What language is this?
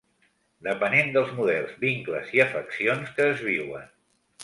Catalan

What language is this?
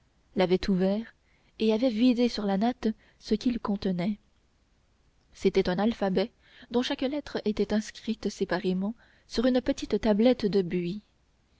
French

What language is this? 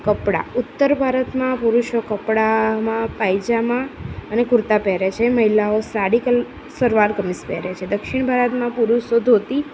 Gujarati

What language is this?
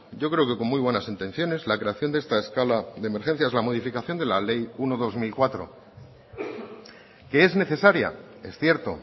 Spanish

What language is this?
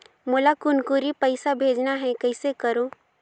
Chhattisgarhi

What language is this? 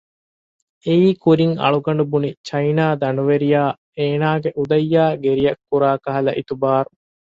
Divehi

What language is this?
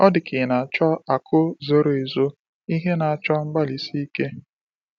Igbo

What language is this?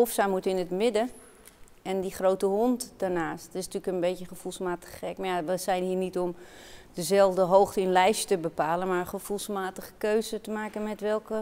Dutch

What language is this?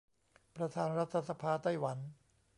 Thai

